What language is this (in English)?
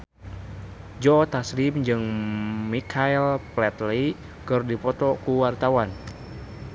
Sundanese